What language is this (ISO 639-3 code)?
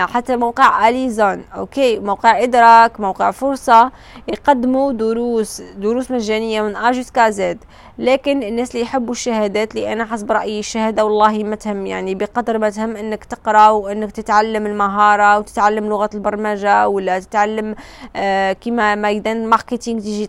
ara